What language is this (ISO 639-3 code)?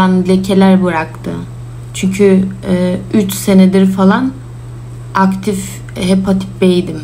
tur